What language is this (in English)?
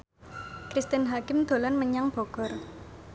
Javanese